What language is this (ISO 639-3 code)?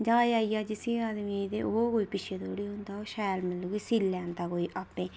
doi